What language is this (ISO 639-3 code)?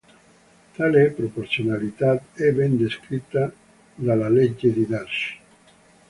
ita